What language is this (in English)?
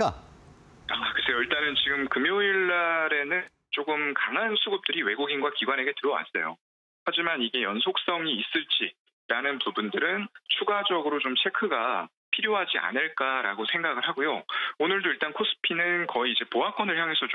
Korean